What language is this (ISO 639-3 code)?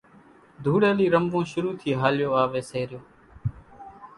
gjk